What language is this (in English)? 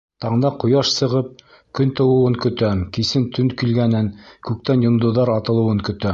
Bashkir